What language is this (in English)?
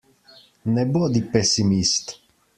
Slovenian